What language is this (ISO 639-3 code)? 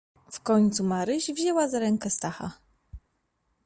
pol